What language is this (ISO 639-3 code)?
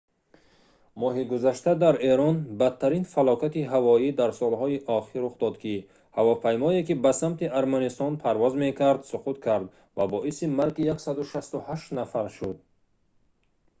tgk